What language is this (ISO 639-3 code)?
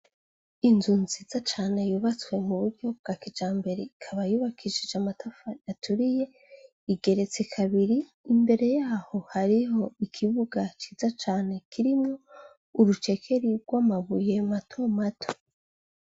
run